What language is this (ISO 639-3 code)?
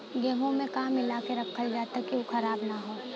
bho